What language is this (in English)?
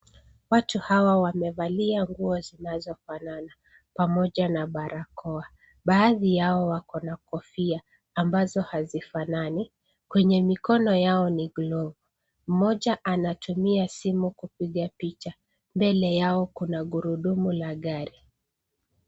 Swahili